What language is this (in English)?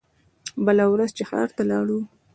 Pashto